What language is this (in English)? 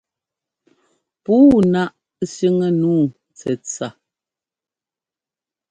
Ngomba